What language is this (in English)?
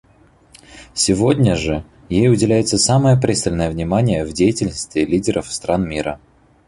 Russian